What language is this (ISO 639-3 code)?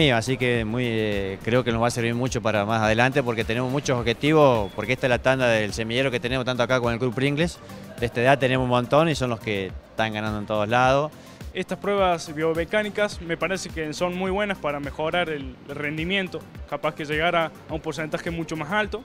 spa